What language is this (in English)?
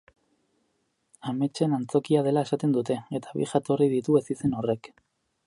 Basque